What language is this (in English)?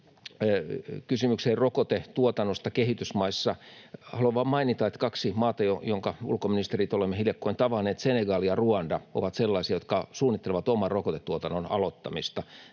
Finnish